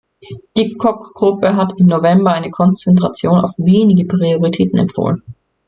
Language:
German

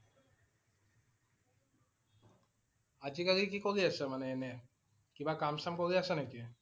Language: Assamese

